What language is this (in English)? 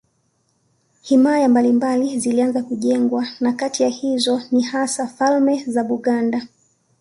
Swahili